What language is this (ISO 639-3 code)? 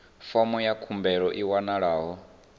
ven